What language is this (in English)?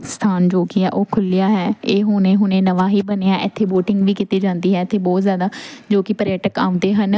Punjabi